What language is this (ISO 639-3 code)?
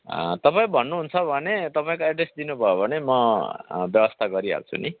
nep